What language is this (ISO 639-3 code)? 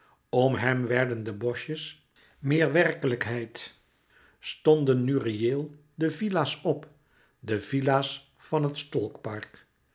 nld